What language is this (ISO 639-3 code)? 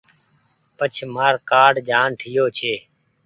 gig